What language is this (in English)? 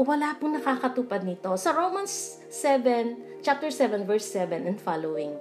Filipino